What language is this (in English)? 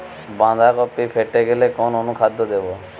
Bangla